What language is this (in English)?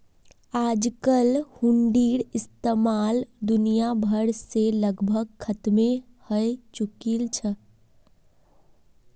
Magahi